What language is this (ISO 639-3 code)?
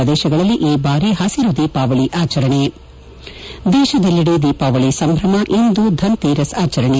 kan